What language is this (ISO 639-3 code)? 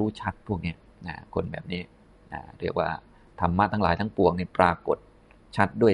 tha